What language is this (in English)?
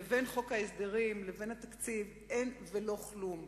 Hebrew